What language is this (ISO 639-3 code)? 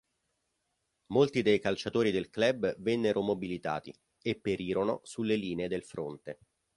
ita